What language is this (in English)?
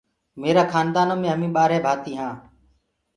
Gurgula